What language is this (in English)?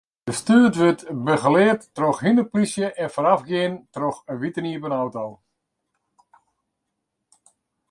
Western Frisian